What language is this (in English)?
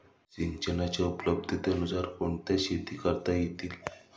Marathi